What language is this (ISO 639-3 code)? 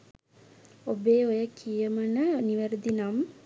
sin